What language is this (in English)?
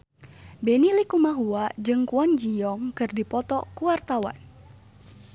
Sundanese